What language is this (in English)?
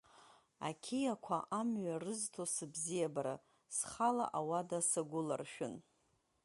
Abkhazian